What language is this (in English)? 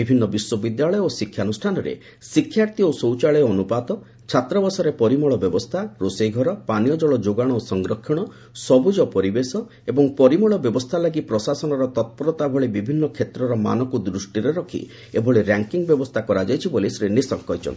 Odia